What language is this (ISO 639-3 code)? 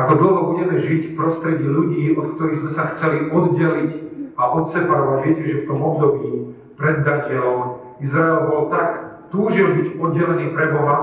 slk